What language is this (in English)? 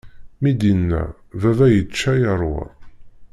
Kabyle